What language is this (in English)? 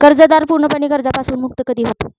Marathi